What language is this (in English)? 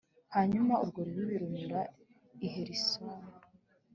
Kinyarwanda